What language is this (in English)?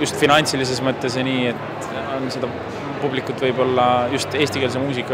Finnish